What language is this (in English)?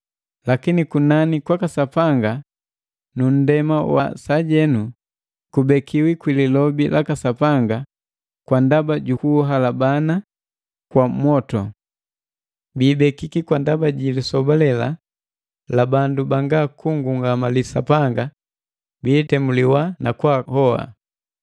Matengo